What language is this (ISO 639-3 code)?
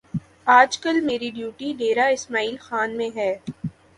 urd